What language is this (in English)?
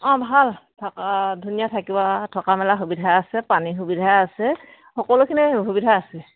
Assamese